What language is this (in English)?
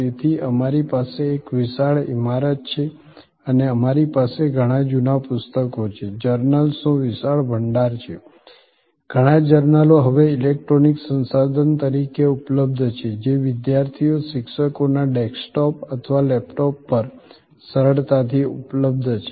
Gujarati